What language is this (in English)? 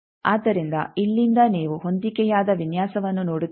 Kannada